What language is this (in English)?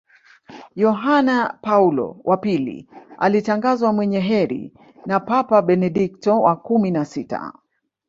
Swahili